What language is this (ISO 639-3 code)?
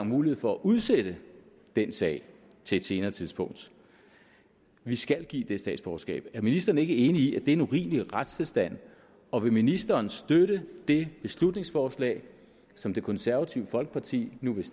dan